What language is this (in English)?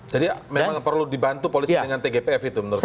Indonesian